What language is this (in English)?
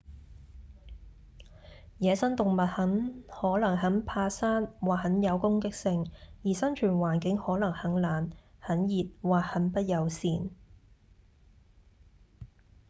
Cantonese